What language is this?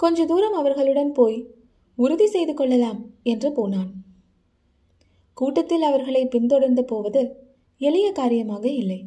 Tamil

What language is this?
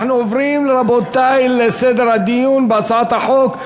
Hebrew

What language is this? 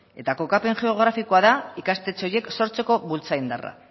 Basque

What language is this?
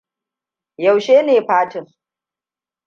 Hausa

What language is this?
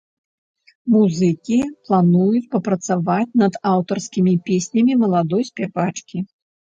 Belarusian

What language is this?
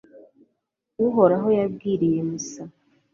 Kinyarwanda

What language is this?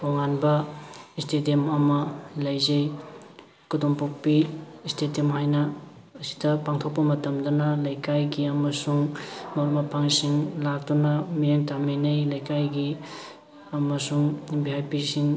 Manipuri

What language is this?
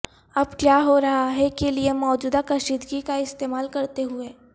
Urdu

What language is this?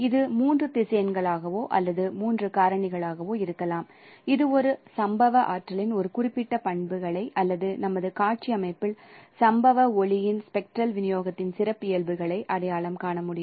Tamil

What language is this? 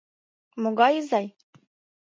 Mari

